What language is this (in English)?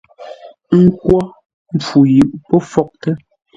Ngombale